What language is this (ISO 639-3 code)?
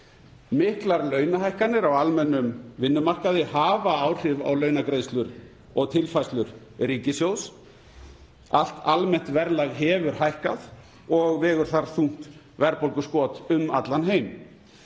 isl